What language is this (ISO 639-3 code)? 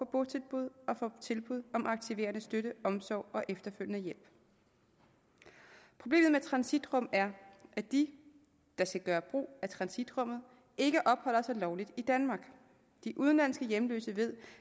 dan